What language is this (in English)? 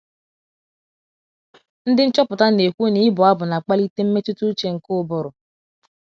Igbo